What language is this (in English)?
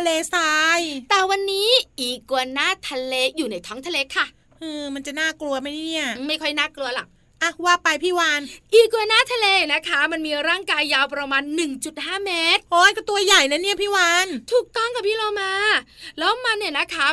Thai